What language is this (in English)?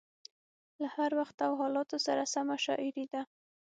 Pashto